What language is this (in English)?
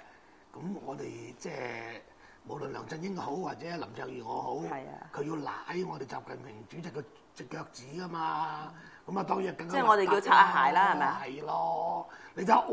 Chinese